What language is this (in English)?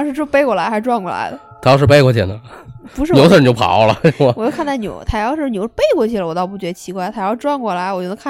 Chinese